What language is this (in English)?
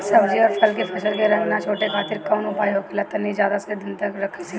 Bhojpuri